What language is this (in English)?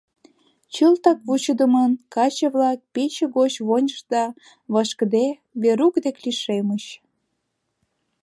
Mari